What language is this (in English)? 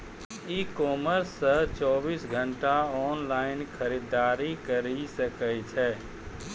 Maithili